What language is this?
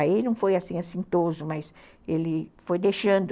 Portuguese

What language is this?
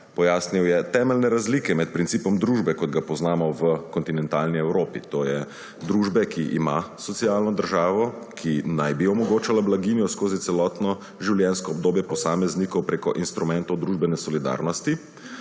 Slovenian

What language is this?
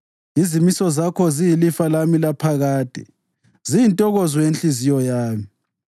North Ndebele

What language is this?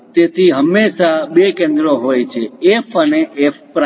Gujarati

